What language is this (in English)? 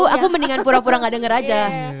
Indonesian